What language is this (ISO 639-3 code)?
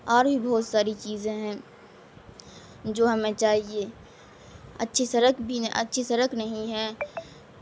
urd